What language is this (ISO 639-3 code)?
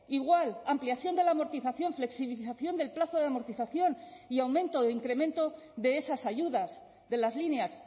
spa